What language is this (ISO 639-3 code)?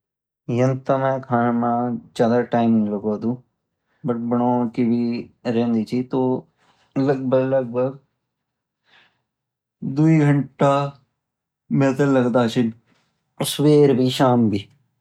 gbm